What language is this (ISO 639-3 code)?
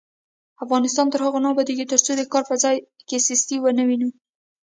pus